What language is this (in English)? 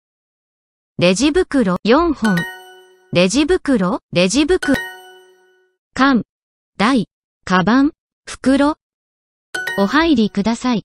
Japanese